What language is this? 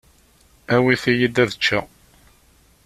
Kabyle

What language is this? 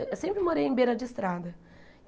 Portuguese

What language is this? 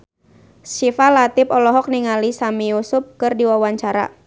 Sundanese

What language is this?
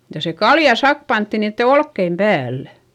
Finnish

